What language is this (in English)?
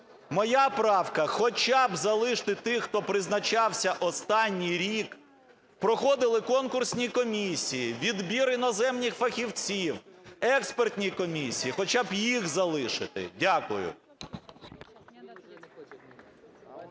Ukrainian